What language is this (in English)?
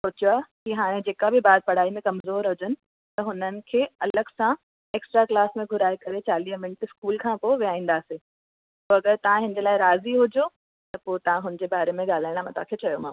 Sindhi